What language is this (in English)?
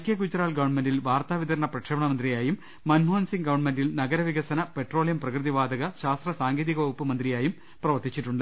Malayalam